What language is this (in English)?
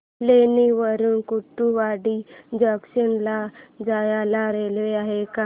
Marathi